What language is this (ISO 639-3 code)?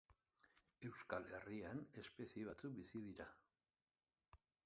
eus